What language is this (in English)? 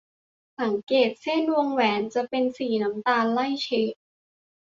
Thai